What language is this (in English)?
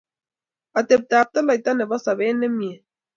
Kalenjin